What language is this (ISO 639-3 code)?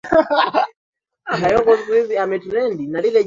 swa